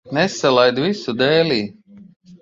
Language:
Latvian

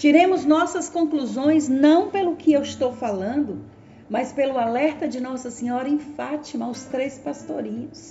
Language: Portuguese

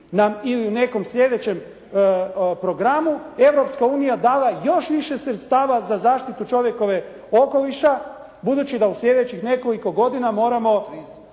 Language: Croatian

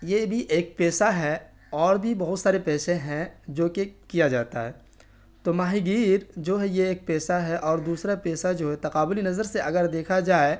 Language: Urdu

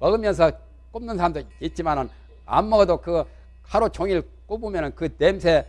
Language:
Korean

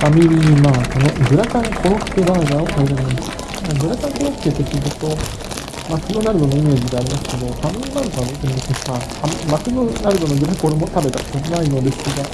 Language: Japanese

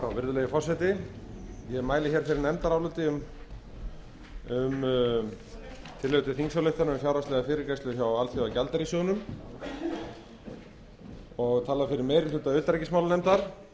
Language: Icelandic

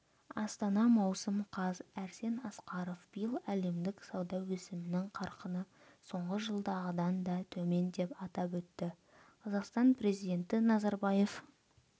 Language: Kazakh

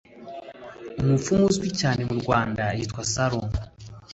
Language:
Kinyarwanda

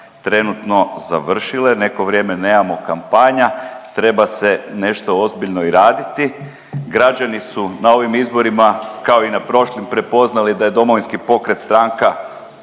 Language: Croatian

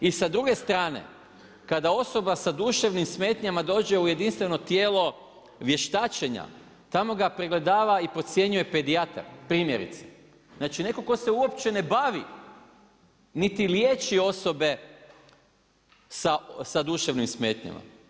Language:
Croatian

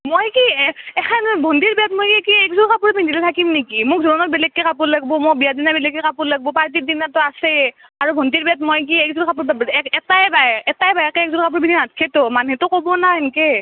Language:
Assamese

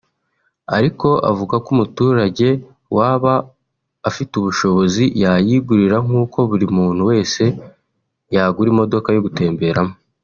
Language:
Kinyarwanda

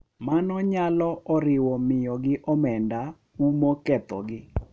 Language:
Luo (Kenya and Tanzania)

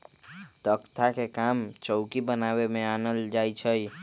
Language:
Magahi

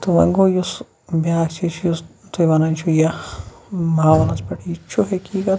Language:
Kashmiri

